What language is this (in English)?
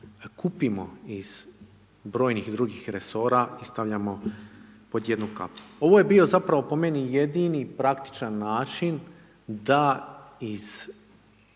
Croatian